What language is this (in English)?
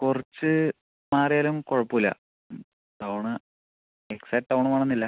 Malayalam